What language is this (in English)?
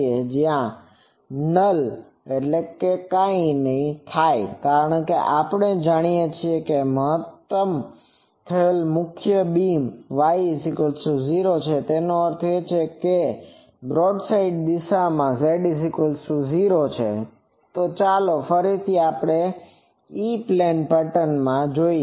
Gujarati